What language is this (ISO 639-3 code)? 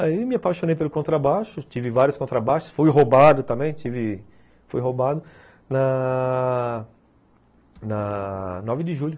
por